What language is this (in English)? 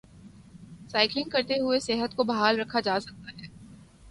Urdu